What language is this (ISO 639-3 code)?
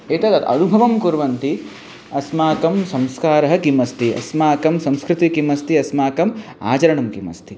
san